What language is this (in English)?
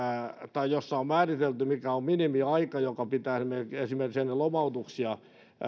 Finnish